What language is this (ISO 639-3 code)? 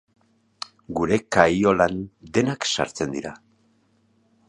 eus